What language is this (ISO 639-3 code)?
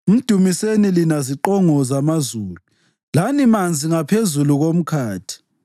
nde